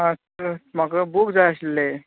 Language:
Konkani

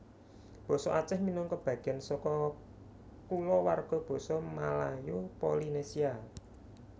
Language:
Javanese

